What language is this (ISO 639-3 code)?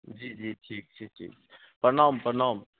mai